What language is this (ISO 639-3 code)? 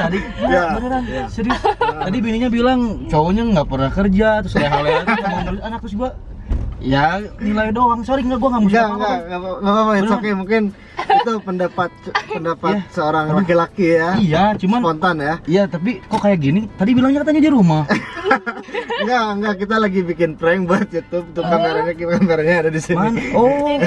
ind